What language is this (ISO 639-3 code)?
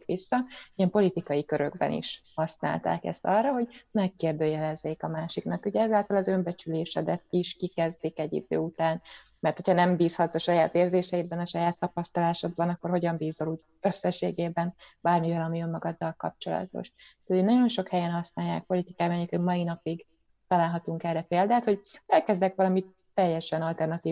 hun